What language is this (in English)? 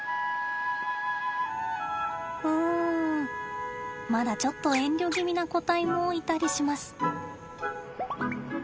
Japanese